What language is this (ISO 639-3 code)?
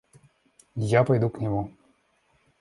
rus